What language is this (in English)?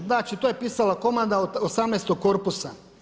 Croatian